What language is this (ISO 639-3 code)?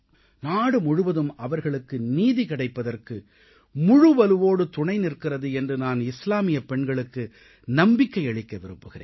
tam